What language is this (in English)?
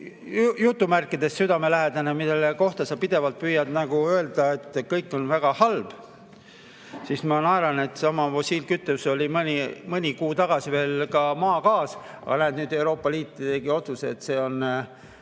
Estonian